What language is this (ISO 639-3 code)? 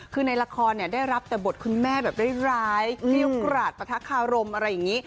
tha